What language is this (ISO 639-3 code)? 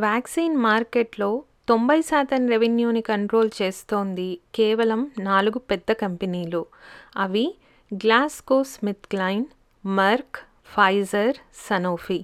tel